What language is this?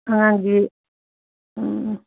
Manipuri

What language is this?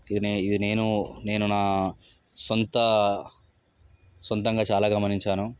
Telugu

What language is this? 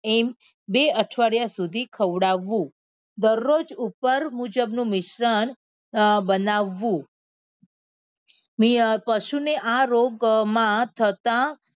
Gujarati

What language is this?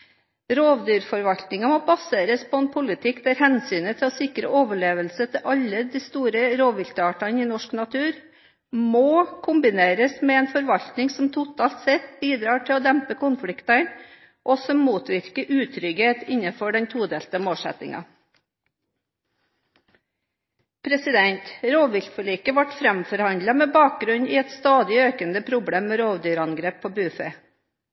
Norwegian Bokmål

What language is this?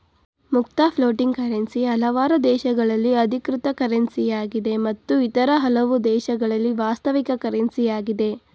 Kannada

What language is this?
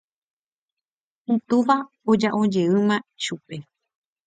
Guarani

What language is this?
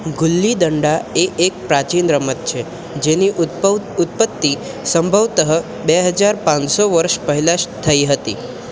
Gujarati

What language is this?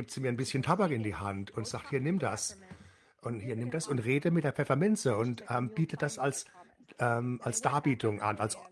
German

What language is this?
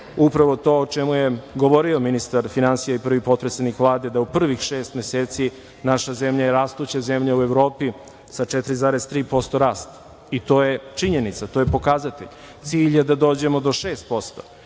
Serbian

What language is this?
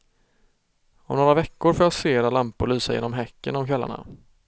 Swedish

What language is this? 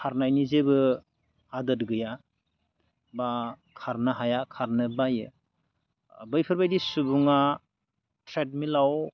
Bodo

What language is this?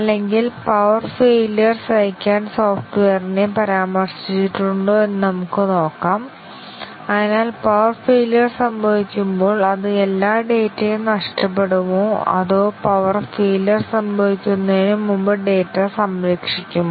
Malayalam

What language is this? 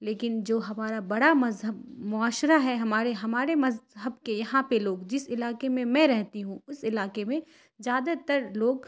Urdu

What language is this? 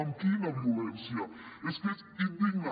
Catalan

